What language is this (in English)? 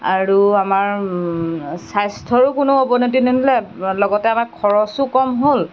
Assamese